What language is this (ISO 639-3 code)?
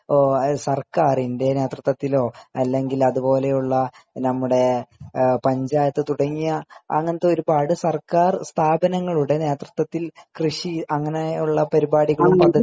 mal